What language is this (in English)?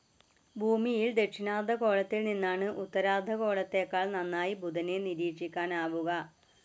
Malayalam